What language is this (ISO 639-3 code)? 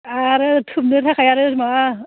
brx